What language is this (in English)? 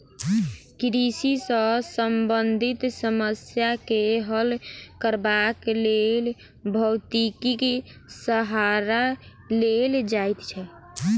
Maithili